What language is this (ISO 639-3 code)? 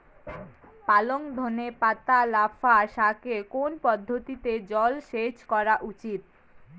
ben